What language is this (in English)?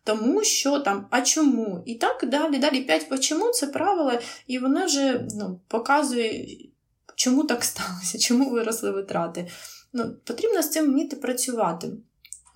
Ukrainian